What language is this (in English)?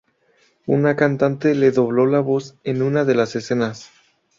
Spanish